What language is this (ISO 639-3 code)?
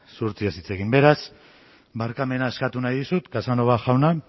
eus